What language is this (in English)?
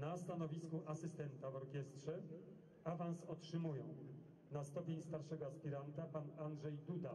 Polish